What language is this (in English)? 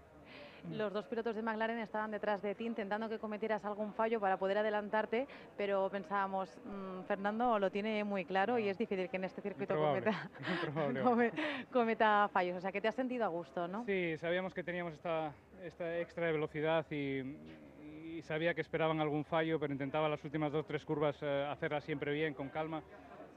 Spanish